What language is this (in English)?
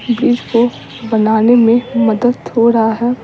Hindi